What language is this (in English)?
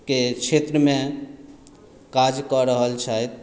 Maithili